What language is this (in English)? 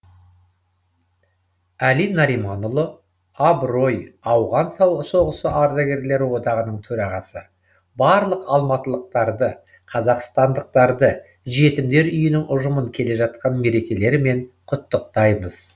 Kazakh